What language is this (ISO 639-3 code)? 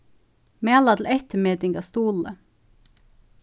fao